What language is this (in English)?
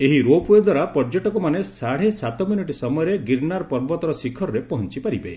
Odia